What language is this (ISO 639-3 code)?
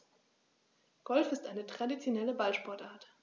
deu